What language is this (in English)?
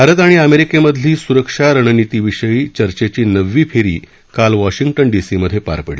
Marathi